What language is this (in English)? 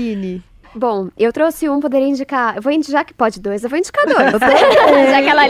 Portuguese